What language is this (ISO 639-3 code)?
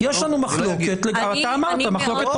heb